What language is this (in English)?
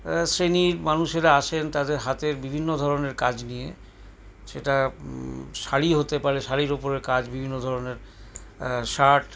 Bangla